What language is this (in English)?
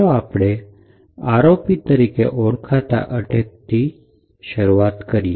Gujarati